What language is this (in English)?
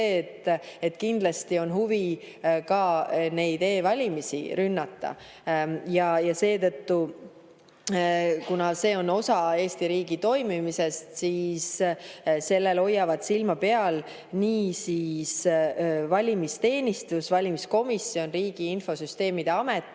Estonian